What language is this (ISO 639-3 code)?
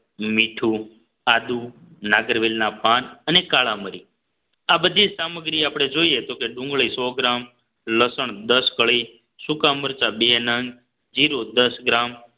guj